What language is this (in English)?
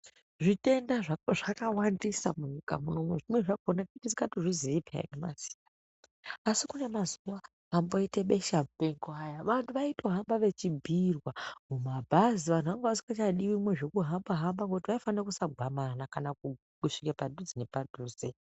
Ndau